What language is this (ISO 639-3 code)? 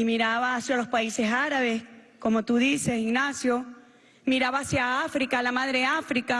spa